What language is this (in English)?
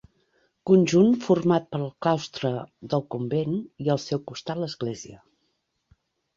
Catalan